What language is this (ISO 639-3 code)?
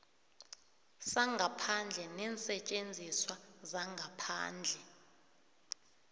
nbl